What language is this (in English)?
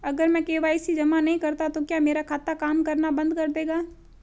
Hindi